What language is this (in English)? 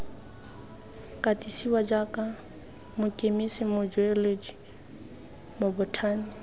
Tswana